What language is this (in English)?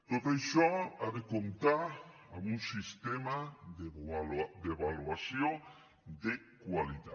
Catalan